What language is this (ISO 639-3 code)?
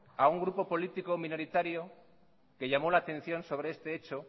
spa